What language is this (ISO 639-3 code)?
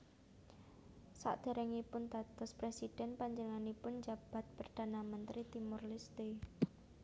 jav